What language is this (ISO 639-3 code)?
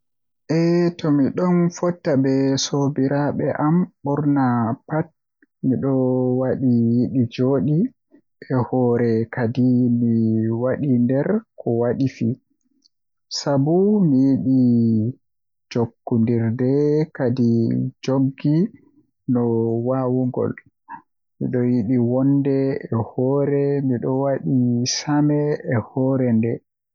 fuh